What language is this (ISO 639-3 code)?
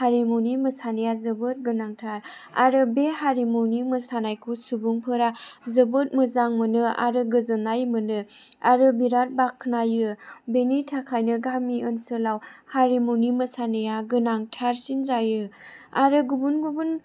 brx